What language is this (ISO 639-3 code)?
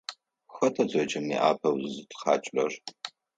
ady